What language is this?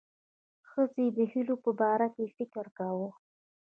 Pashto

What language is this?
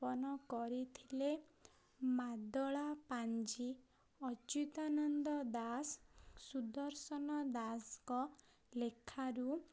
Odia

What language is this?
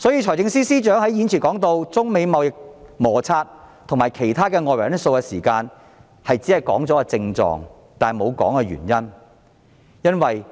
Cantonese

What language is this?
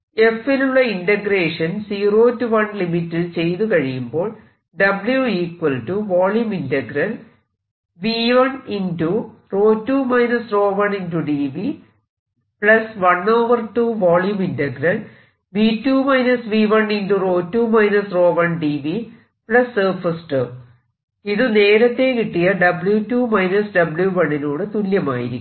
Malayalam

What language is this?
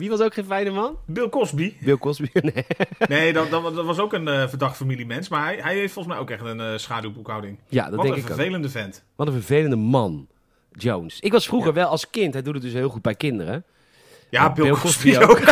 Dutch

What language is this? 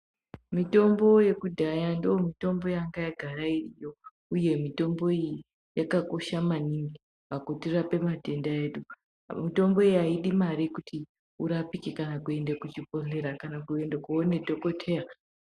Ndau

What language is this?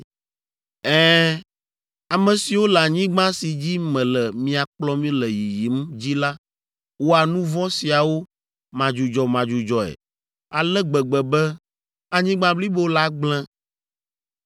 Ewe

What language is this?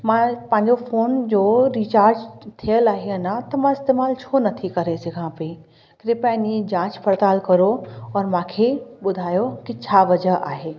Sindhi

